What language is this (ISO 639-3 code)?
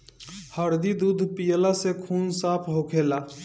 bho